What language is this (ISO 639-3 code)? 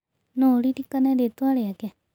kik